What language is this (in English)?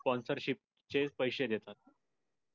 Marathi